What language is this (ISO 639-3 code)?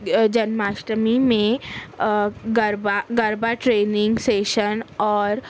urd